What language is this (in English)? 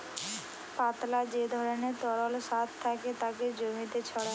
Bangla